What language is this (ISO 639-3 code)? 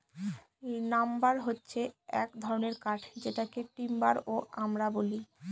ben